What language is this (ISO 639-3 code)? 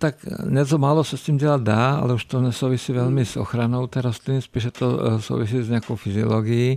ces